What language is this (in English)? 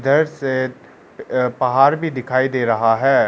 Hindi